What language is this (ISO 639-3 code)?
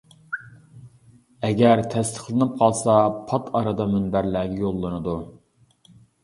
uig